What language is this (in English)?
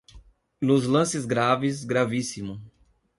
Portuguese